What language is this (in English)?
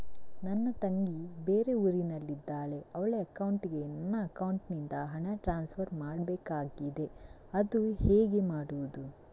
Kannada